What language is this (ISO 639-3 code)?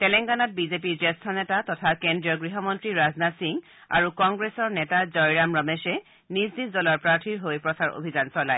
asm